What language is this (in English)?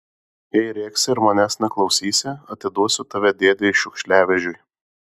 Lithuanian